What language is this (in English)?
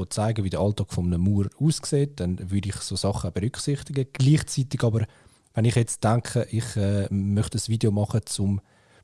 German